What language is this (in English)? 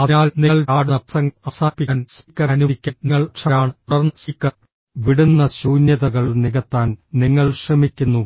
Malayalam